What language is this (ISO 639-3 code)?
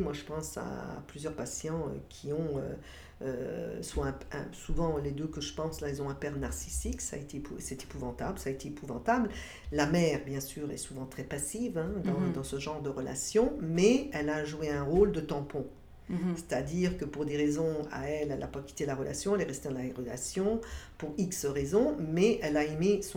fra